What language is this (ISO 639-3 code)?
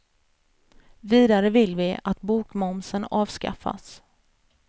swe